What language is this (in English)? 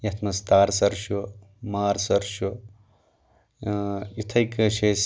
Kashmiri